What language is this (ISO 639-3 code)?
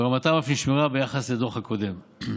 heb